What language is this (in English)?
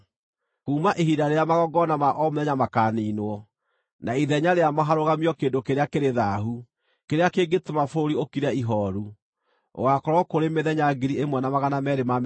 Kikuyu